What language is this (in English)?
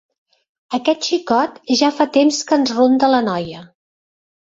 Catalan